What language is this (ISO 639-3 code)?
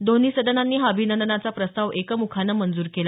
mar